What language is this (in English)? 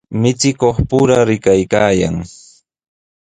Sihuas Ancash Quechua